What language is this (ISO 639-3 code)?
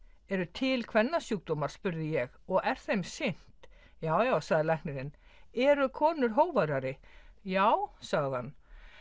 isl